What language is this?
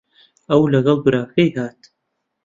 Central Kurdish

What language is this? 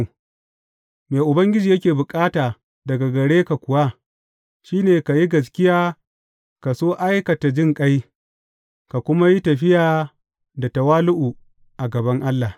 Hausa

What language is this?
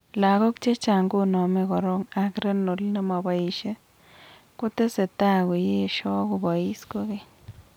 Kalenjin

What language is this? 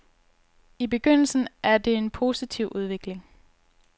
Danish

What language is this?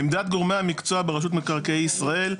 Hebrew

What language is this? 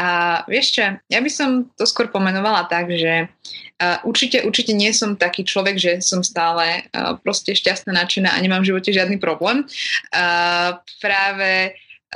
Slovak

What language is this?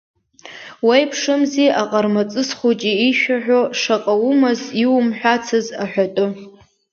Abkhazian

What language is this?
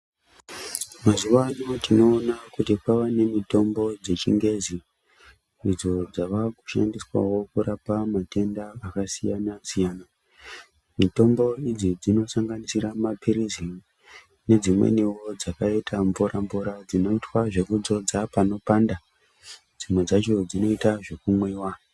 Ndau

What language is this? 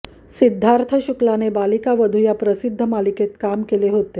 Marathi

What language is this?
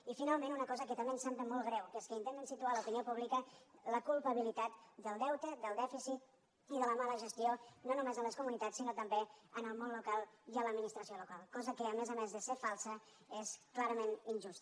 Catalan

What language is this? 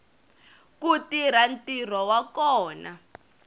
Tsonga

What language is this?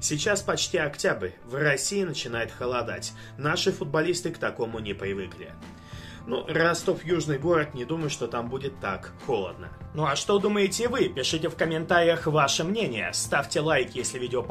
Russian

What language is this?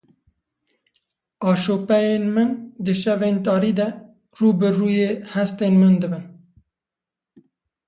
Kurdish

